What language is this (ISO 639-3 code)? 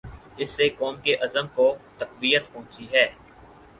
urd